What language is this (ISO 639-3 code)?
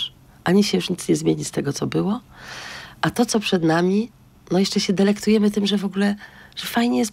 pol